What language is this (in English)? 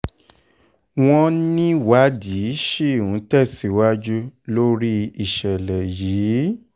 Yoruba